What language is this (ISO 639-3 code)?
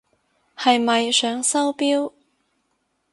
yue